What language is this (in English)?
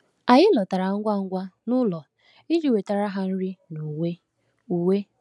Igbo